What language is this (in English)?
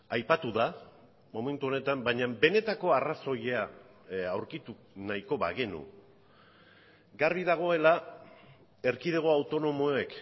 Basque